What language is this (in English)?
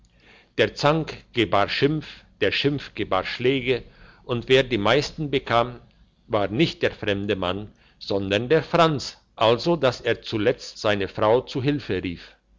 German